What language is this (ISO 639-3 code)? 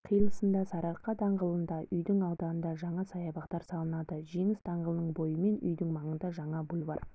kaz